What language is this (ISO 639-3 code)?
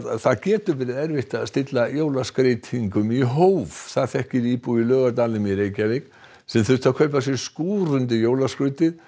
isl